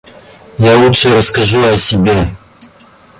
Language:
Russian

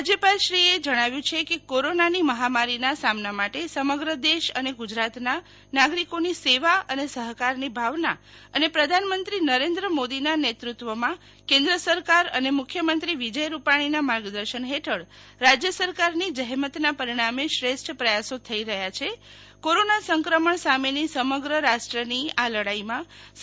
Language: Gujarati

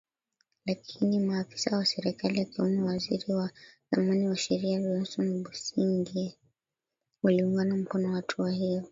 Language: Swahili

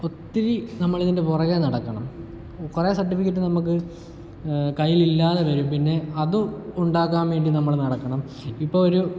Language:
Malayalam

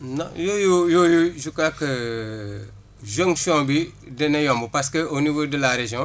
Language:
Wolof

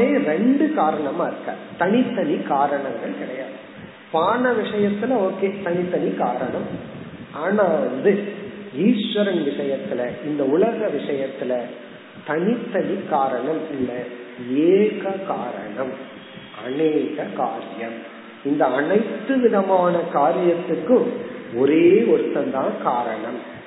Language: Tamil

